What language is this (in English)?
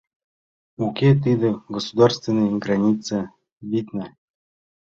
Mari